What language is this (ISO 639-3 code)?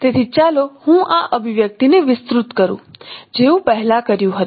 guj